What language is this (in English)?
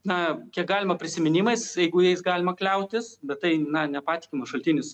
Lithuanian